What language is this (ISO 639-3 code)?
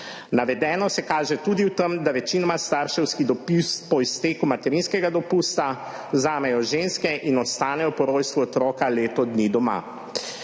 slv